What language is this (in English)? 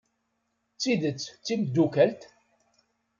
Kabyle